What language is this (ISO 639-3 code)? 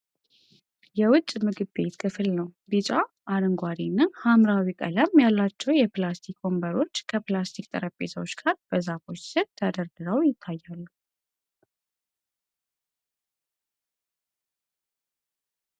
amh